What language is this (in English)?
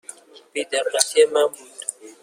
Persian